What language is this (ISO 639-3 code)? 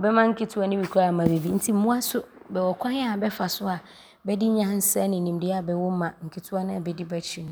abr